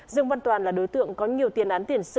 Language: Vietnamese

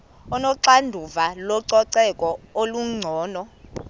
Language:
Xhosa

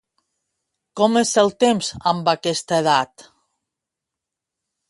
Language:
Catalan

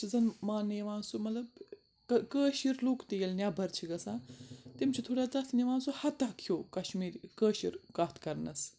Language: Kashmiri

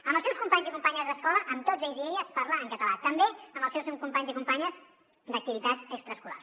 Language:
Catalan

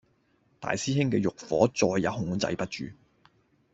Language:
Cantonese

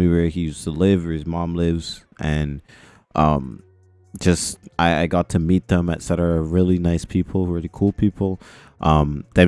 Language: English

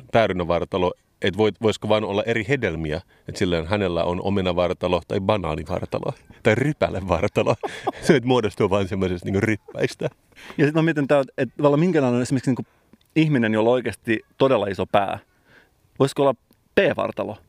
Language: Finnish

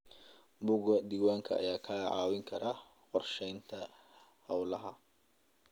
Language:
Somali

